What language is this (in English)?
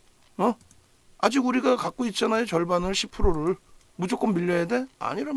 Korean